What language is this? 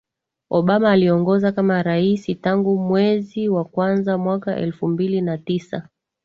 Swahili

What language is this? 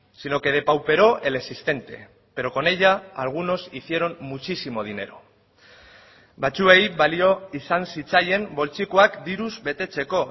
Spanish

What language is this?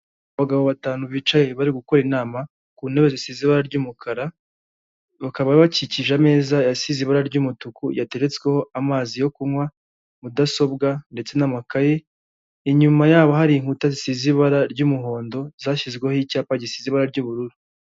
Kinyarwanda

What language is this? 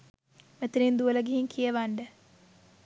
Sinhala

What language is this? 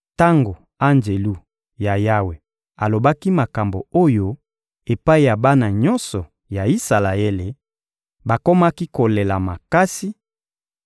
Lingala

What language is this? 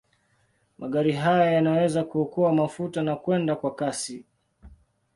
Swahili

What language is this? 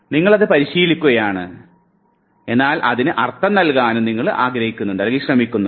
Malayalam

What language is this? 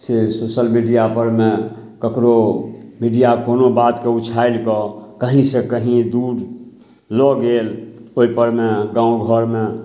Maithili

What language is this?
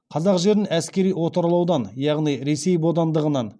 Kazakh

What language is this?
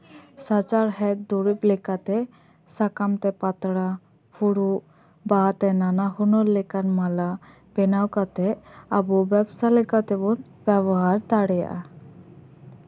Santali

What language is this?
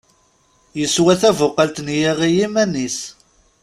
Kabyle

